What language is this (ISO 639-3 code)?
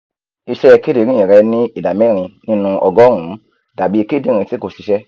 yor